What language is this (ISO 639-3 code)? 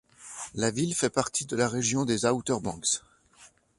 fra